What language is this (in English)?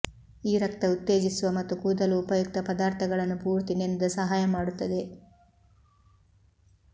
Kannada